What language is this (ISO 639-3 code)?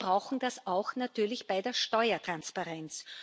deu